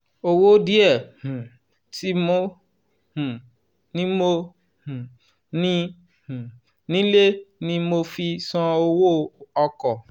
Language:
Yoruba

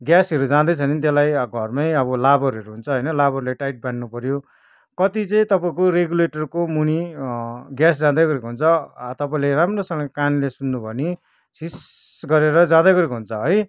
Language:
Nepali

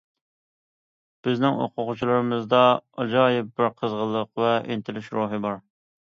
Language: Uyghur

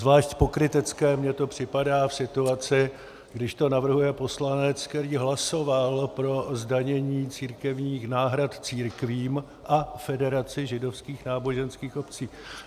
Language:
Czech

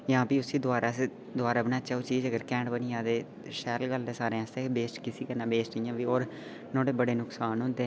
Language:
Dogri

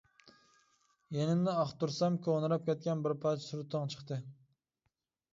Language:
Uyghur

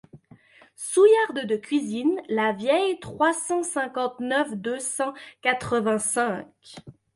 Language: French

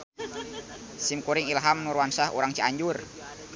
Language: Sundanese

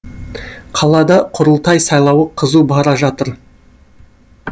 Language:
Kazakh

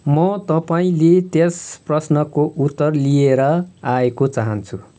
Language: Nepali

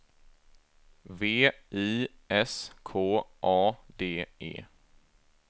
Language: Swedish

